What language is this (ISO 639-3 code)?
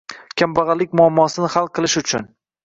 uzb